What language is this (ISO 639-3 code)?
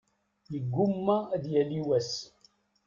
kab